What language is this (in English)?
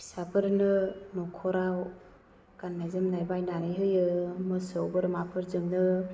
Bodo